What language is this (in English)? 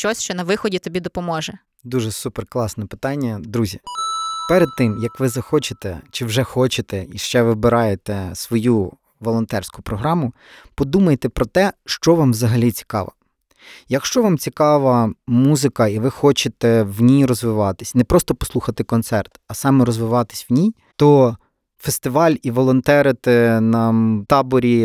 Ukrainian